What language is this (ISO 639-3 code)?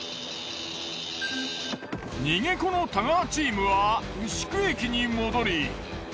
jpn